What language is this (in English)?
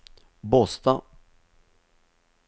Norwegian